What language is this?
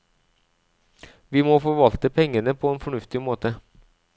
Norwegian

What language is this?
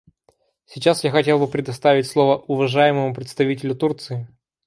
Russian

